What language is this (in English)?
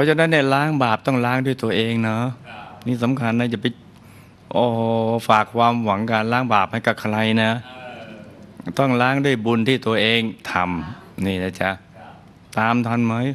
Thai